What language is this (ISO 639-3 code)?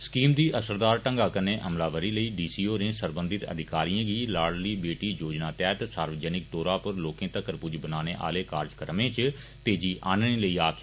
doi